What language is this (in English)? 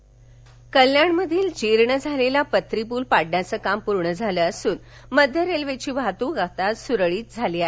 Marathi